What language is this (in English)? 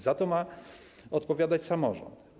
Polish